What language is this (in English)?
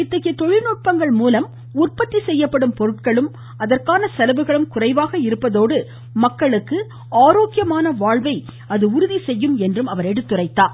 Tamil